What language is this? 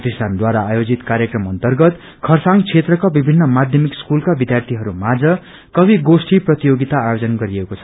Nepali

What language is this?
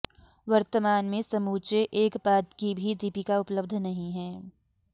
Sanskrit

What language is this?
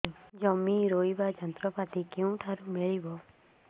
Odia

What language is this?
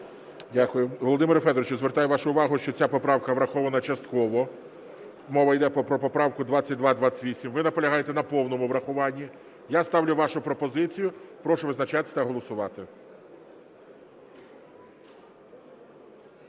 Ukrainian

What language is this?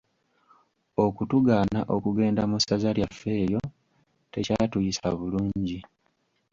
Ganda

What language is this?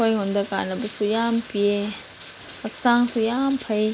Manipuri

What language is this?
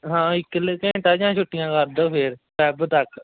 Punjabi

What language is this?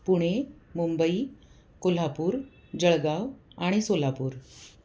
Marathi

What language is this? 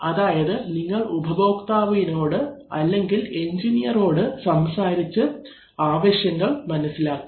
Malayalam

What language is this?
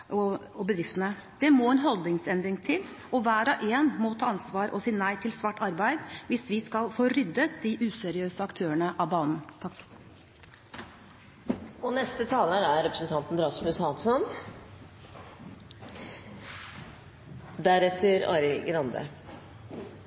Norwegian Bokmål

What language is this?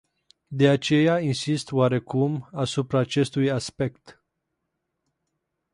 Romanian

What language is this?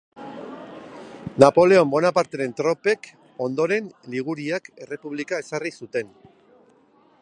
Basque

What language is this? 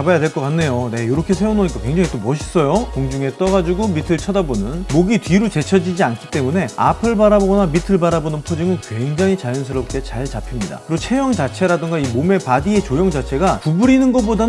Korean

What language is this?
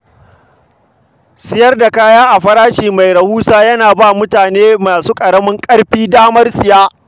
Hausa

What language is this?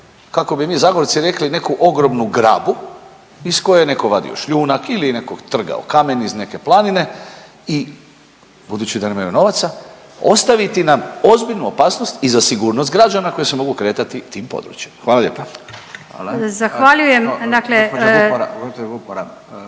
Croatian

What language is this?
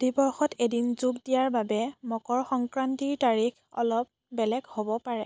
Assamese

